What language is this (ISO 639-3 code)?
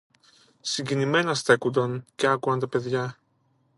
ell